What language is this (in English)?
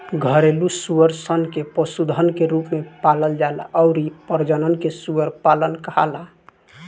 Bhojpuri